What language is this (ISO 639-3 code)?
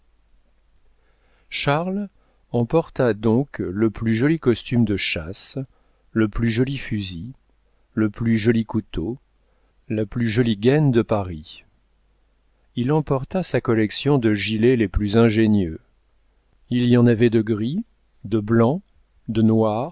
fra